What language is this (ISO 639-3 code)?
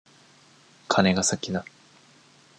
jpn